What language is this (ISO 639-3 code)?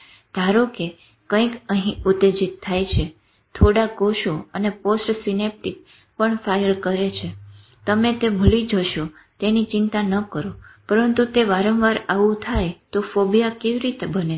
guj